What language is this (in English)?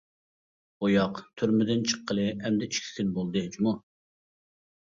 Uyghur